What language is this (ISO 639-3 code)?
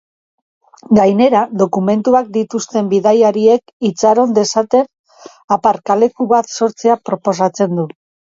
eus